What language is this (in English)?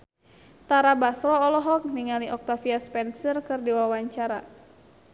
Sundanese